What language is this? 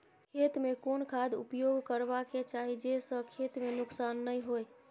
Maithili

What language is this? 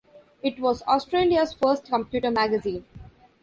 English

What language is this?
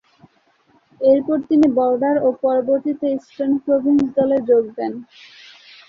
Bangla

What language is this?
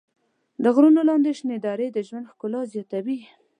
Pashto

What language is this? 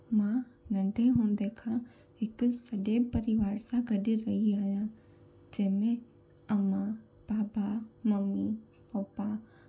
Sindhi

